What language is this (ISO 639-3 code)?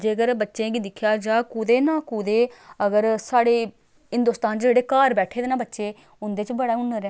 doi